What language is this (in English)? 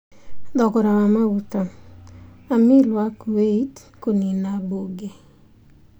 Kikuyu